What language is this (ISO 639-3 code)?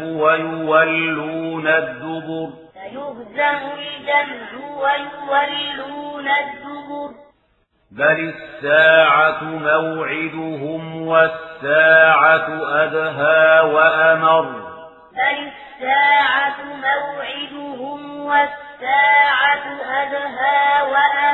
ara